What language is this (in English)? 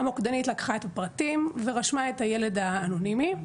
Hebrew